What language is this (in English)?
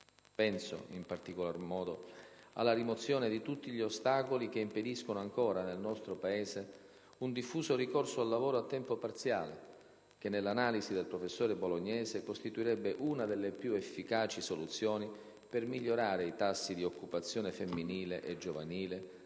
Italian